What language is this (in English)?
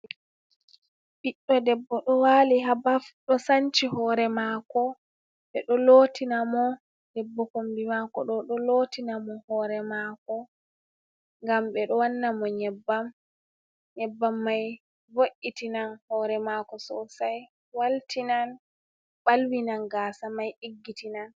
Fula